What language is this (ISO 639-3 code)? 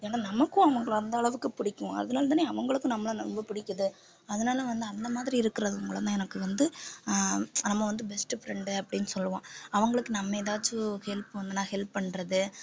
tam